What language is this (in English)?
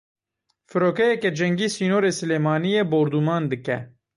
Kurdish